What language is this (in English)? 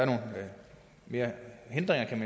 Danish